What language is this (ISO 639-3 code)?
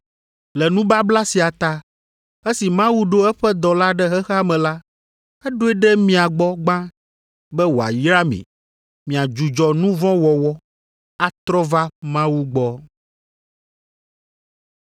ewe